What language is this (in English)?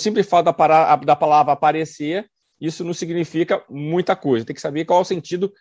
Portuguese